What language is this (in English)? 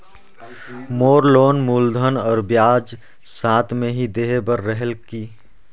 Chhattisgarhi